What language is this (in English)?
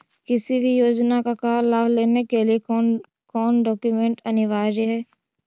Magahi